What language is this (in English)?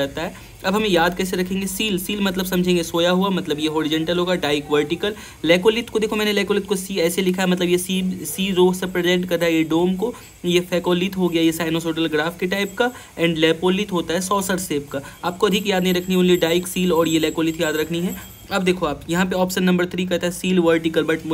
Hindi